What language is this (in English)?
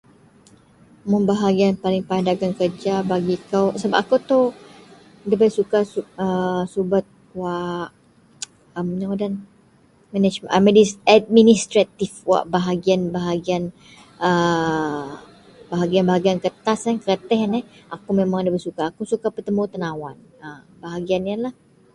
Central Melanau